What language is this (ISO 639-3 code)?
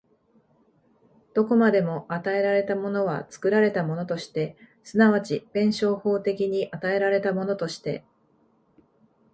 jpn